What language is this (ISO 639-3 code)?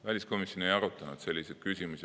est